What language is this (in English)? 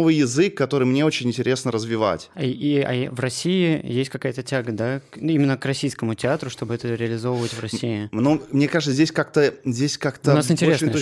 Russian